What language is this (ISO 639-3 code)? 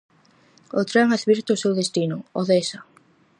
glg